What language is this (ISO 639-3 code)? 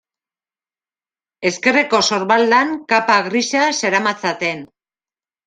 eus